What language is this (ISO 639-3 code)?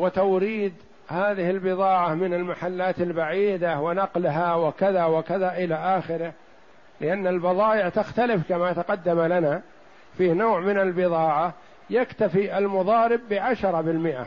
ara